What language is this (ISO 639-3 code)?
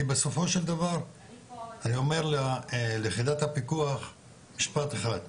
heb